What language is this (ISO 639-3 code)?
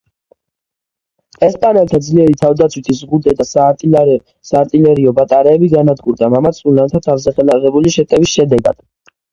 kat